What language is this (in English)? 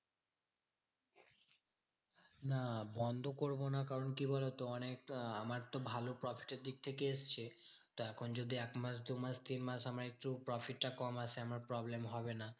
Bangla